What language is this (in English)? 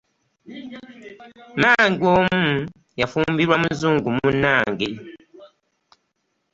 Ganda